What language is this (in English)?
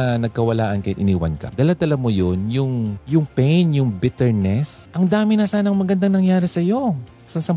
Filipino